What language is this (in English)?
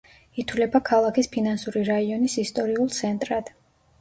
Georgian